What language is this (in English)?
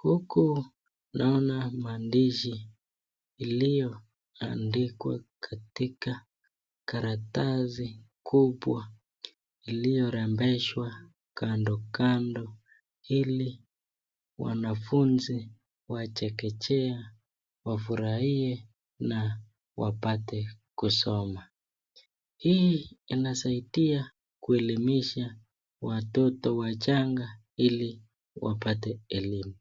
Swahili